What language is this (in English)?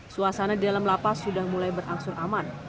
Indonesian